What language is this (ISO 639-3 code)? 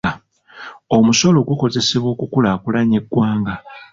lug